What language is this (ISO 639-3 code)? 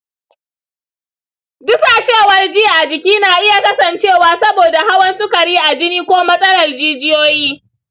hau